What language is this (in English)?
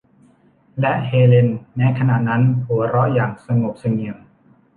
Thai